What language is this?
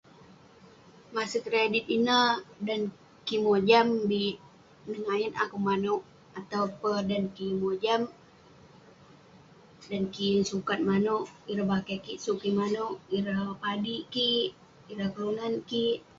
Western Penan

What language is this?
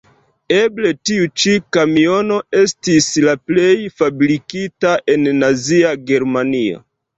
Esperanto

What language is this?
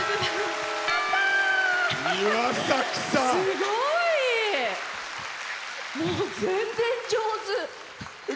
Japanese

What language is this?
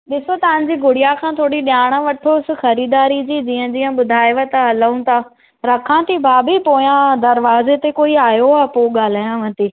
Sindhi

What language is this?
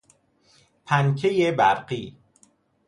Persian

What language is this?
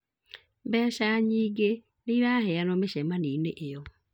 Kikuyu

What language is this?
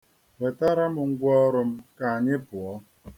Igbo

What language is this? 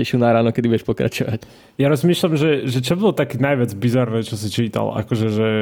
Slovak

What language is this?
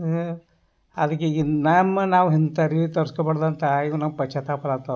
Kannada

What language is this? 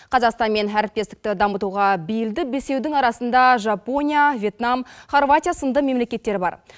Kazakh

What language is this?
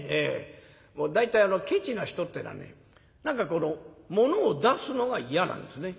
Japanese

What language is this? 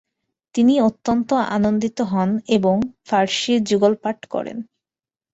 Bangla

